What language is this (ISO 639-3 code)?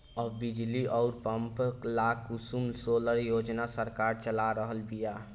bho